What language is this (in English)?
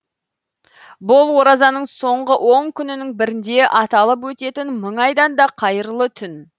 Kazakh